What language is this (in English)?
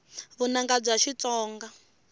Tsonga